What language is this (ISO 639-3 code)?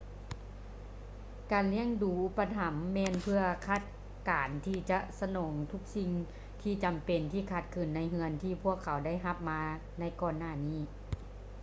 lao